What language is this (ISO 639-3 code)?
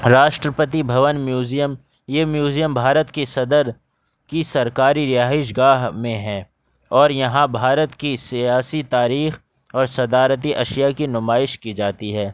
urd